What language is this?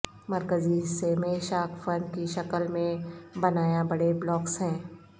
Urdu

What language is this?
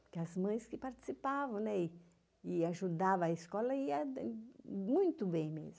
Portuguese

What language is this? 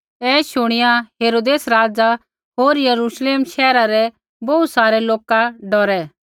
Kullu Pahari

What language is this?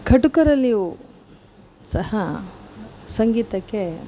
Kannada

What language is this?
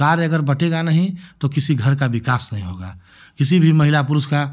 Hindi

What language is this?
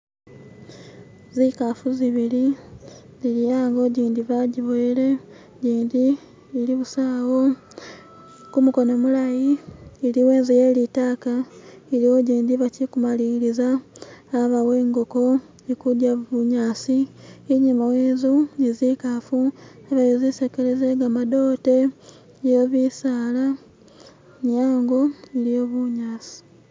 Masaaba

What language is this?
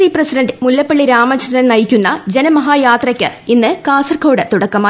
Malayalam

